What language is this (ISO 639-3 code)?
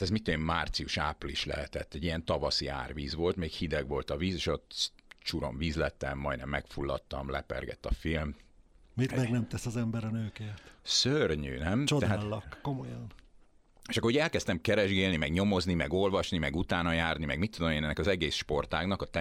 hun